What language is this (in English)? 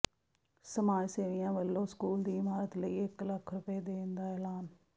Punjabi